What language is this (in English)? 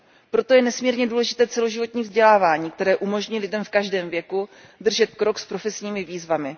Czech